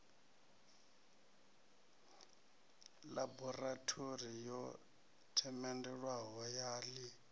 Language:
Venda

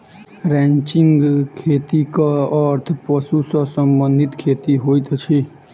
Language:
Maithili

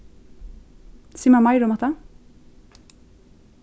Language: Faroese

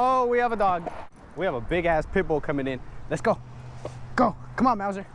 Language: English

